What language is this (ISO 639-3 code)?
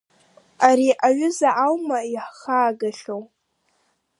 abk